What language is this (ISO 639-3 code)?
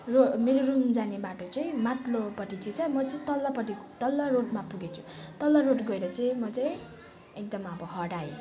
nep